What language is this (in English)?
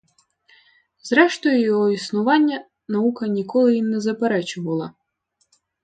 Ukrainian